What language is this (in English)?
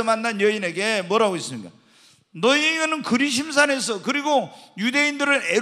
Korean